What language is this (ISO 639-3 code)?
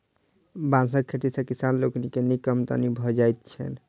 mai